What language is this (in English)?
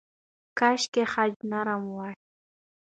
Pashto